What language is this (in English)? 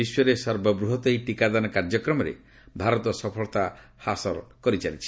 Odia